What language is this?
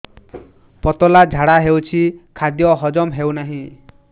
Odia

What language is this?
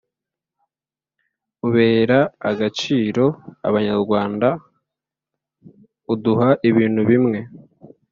Kinyarwanda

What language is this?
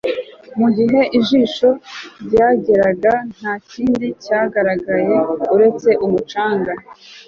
Kinyarwanda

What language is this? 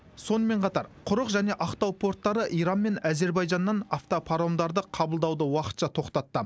Kazakh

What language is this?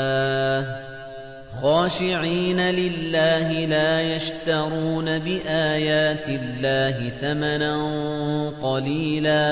Arabic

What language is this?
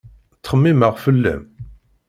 Kabyle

